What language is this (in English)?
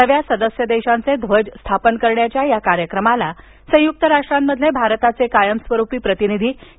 Marathi